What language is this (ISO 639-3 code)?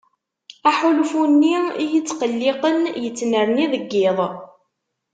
kab